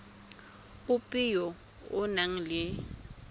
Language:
Tswana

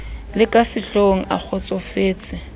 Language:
Southern Sotho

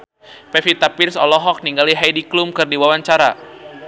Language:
Sundanese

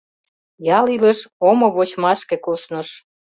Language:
Mari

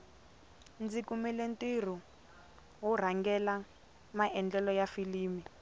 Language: Tsonga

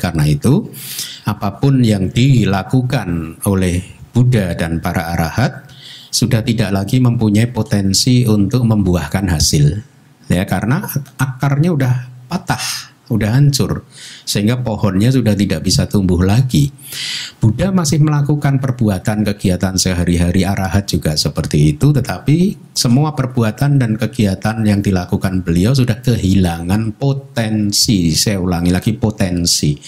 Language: Indonesian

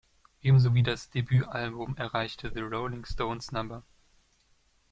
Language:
German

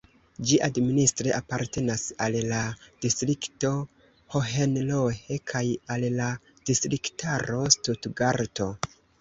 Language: Esperanto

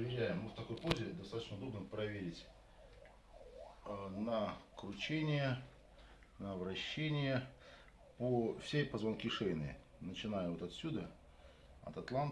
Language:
Russian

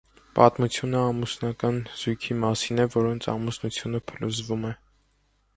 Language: Armenian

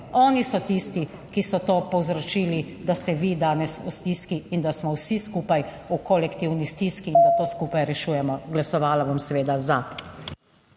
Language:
Slovenian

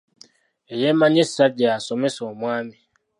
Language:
Ganda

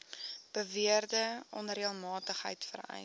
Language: Afrikaans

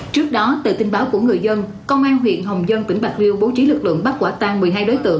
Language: Vietnamese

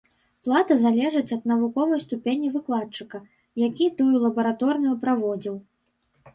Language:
Belarusian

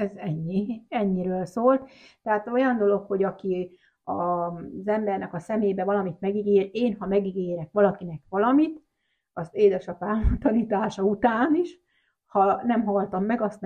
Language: Hungarian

